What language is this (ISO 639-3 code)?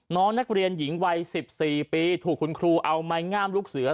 tha